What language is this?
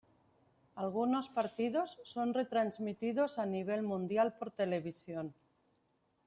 Spanish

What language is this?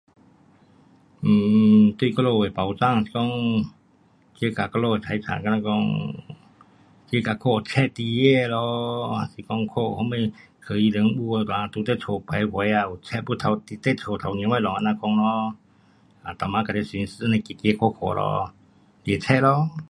Pu-Xian Chinese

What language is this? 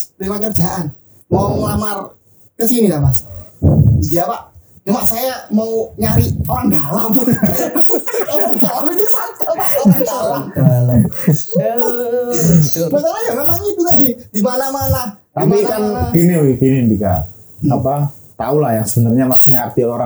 Indonesian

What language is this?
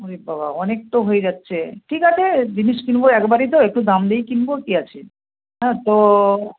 Bangla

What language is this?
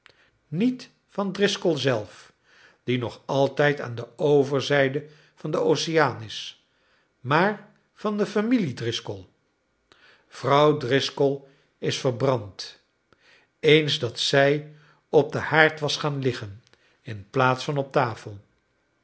Dutch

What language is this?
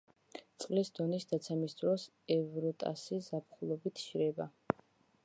Georgian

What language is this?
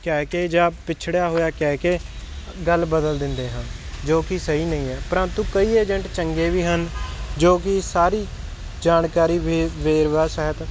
Punjabi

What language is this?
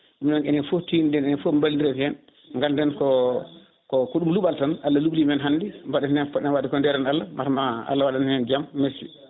Fula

